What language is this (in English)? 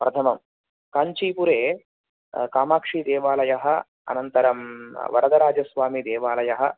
Sanskrit